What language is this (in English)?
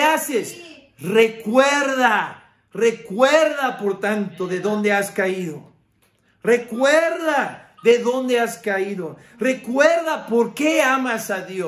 Spanish